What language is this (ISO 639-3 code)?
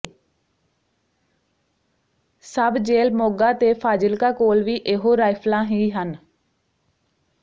pan